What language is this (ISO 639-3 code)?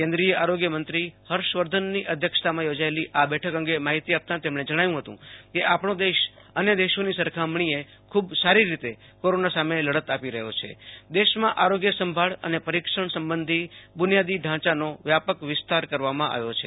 guj